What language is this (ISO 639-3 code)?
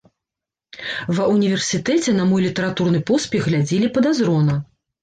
bel